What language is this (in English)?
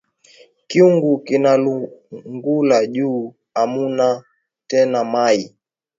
Swahili